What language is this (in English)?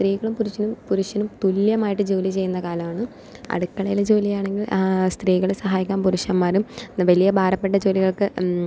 Malayalam